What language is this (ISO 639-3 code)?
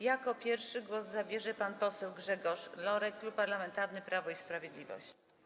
pol